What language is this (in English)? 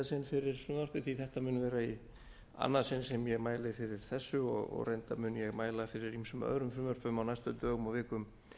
Icelandic